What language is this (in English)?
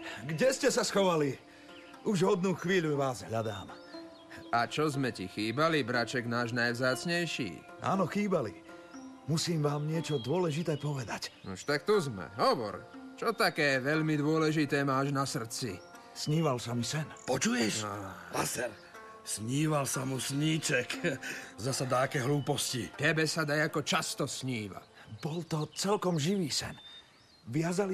Slovak